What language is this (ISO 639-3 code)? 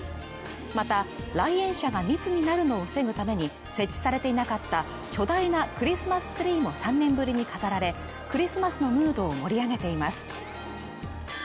jpn